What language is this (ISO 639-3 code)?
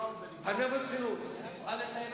heb